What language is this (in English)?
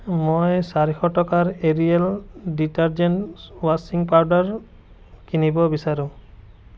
Assamese